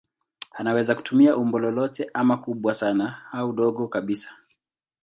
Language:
Swahili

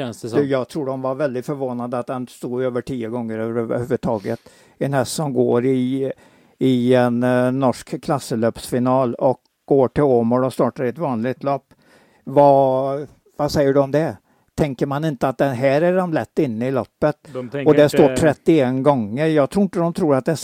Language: Swedish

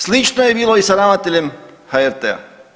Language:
Croatian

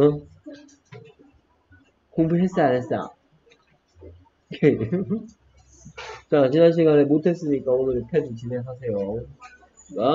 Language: Korean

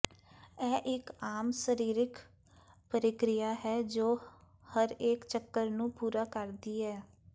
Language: Punjabi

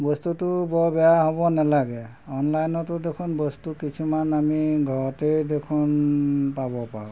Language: Assamese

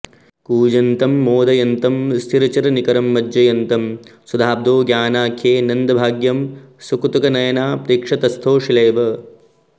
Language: Sanskrit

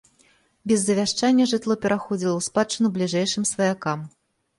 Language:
Belarusian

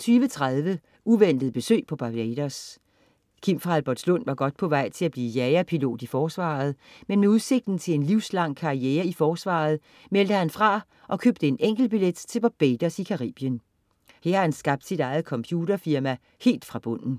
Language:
Danish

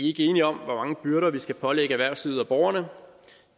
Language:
Danish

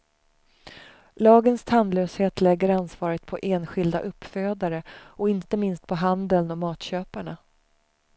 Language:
Swedish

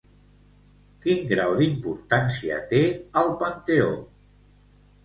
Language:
Catalan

